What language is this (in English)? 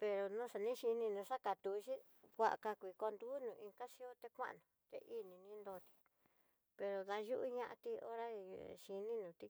Tidaá Mixtec